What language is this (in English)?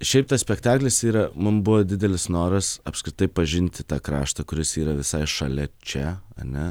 Lithuanian